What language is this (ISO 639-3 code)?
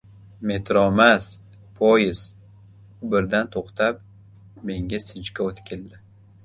uzb